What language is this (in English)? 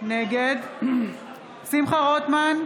Hebrew